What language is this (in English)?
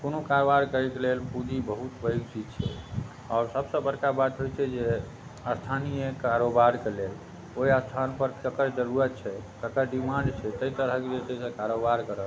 Maithili